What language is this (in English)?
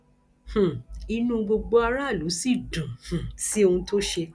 Yoruba